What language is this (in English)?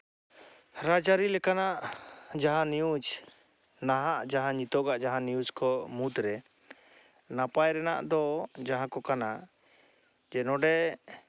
Santali